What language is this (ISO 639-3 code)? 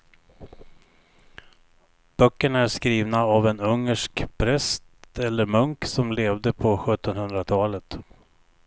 swe